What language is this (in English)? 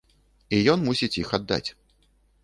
Belarusian